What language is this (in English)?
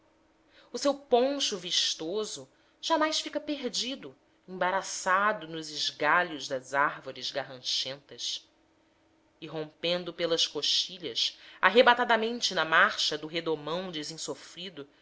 Portuguese